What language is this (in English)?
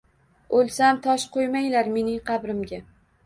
Uzbek